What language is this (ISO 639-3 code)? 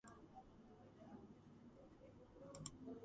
kat